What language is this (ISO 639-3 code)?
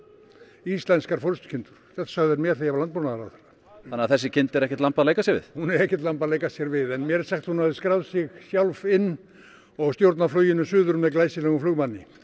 isl